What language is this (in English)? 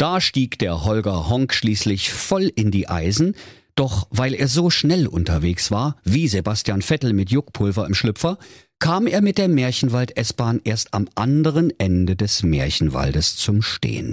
German